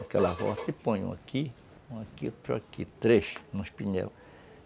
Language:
Portuguese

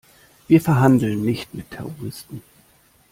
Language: German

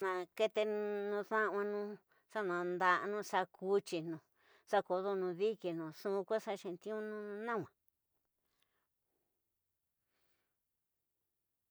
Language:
Tidaá Mixtec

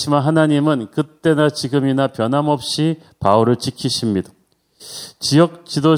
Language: Korean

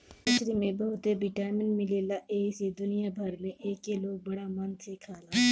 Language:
Bhojpuri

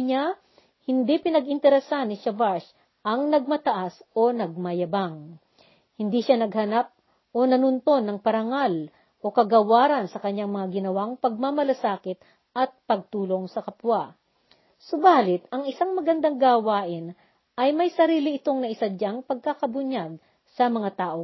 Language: Filipino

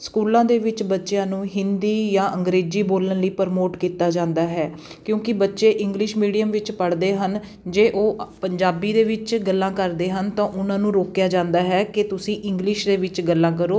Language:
Punjabi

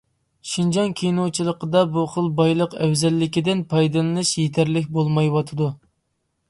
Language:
Uyghur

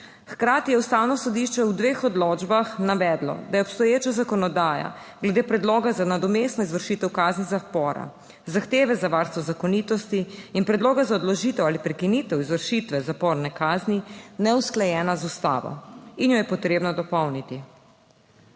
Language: Slovenian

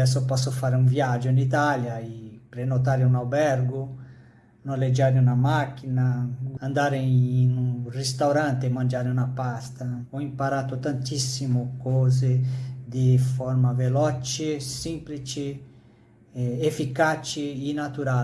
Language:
Italian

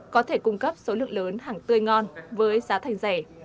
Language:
Vietnamese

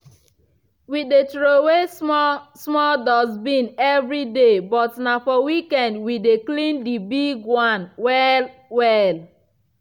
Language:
Nigerian Pidgin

